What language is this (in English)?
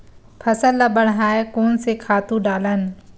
Chhattisgarhi